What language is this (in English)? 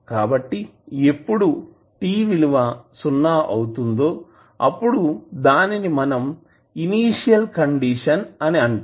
Telugu